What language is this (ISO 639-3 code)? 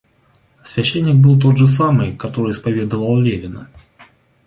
rus